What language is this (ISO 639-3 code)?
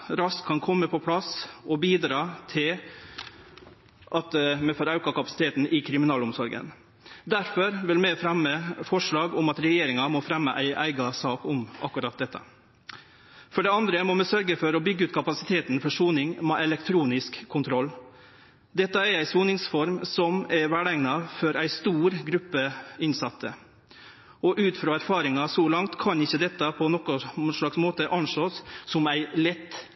nno